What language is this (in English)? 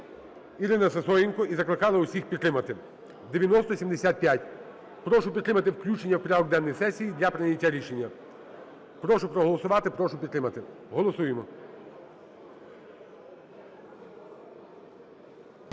Ukrainian